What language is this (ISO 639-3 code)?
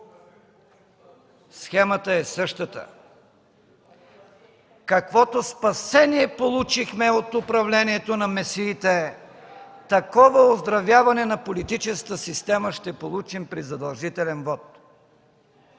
bul